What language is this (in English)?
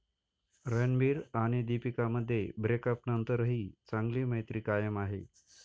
Marathi